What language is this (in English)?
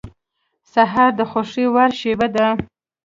Pashto